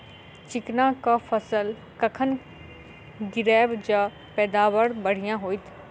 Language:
Maithili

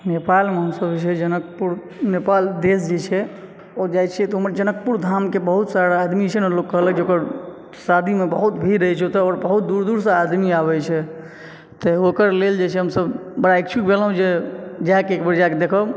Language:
Maithili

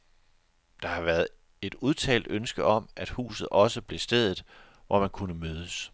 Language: Danish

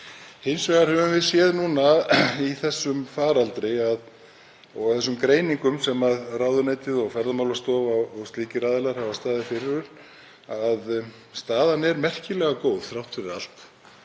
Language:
Icelandic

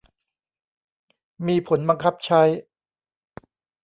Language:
Thai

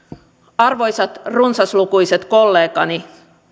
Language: Finnish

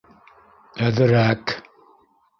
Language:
Bashkir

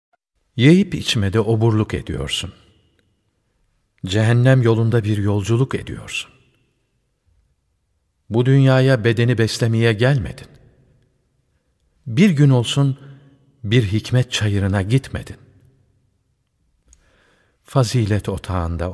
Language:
Turkish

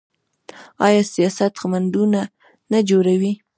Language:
Pashto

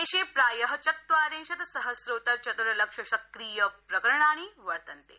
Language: Sanskrit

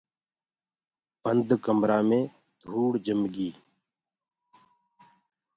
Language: Gurgula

